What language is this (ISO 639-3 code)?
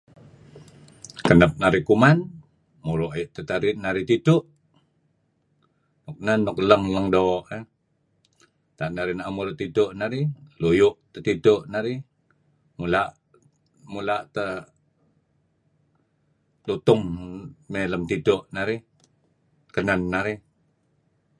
kzi